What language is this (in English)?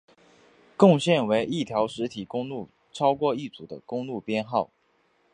Chinese